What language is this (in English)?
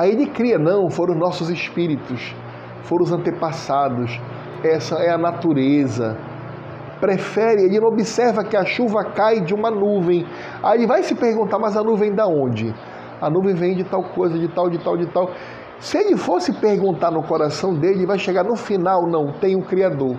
Portuguese